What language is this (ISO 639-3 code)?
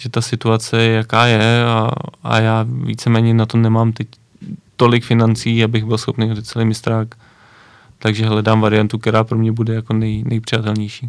ces